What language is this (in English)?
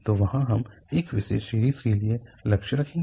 Hindi